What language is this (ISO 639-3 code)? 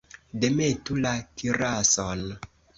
epo